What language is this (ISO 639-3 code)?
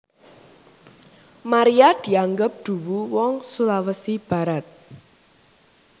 jav